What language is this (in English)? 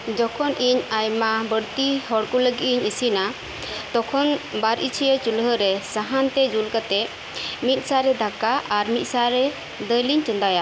Santali